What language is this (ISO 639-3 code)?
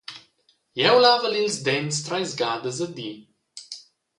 roh